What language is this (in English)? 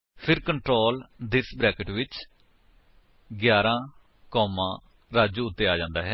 Punjabi